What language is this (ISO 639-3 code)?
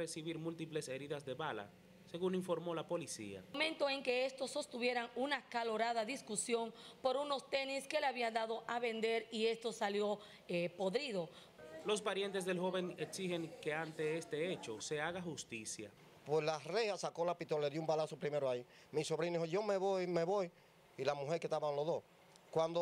spa